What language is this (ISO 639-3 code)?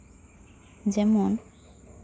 sat